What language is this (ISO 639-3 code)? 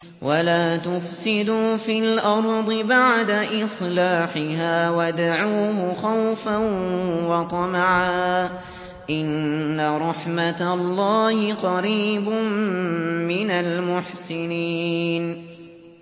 ara